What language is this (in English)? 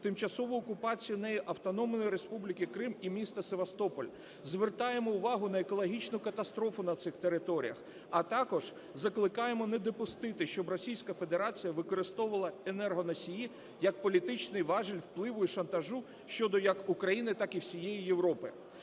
Ukrainian